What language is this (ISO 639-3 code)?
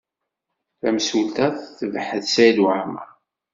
kab